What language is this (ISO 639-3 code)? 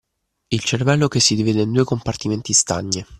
ita